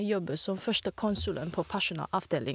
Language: Norwegian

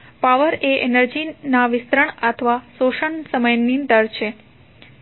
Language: Gujarati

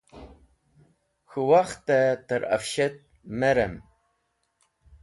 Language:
Wakhi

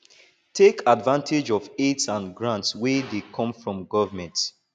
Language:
Nigerian Pidgin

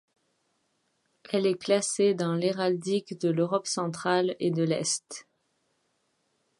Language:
French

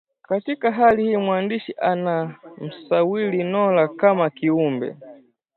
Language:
Swahili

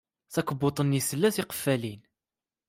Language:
Kabyle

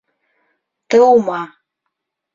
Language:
Bashkir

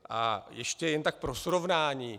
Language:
Czech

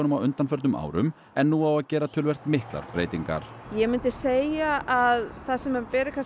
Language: Icelandic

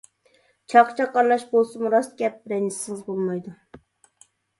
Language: Uyghur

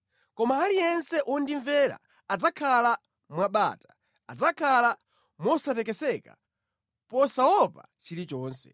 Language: Nyanja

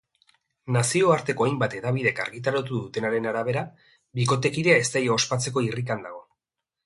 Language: Basque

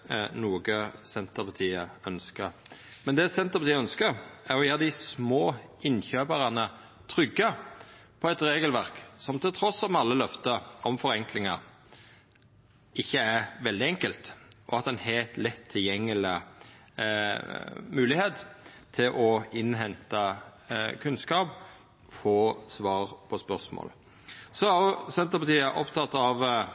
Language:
Norwegian Nynorsk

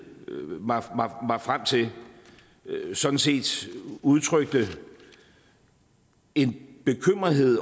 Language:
Danish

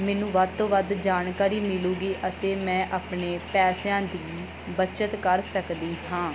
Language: Punjabi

